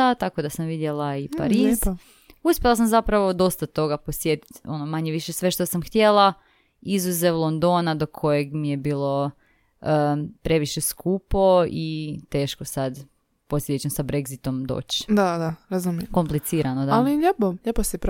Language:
Croatian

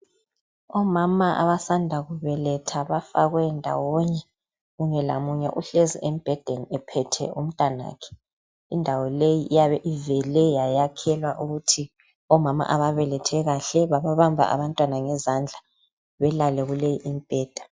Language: North Ndebele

